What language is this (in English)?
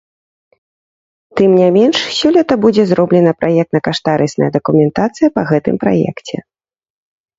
Belarusian